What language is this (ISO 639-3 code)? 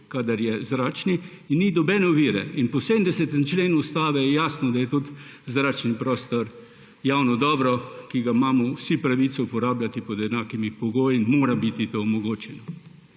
slv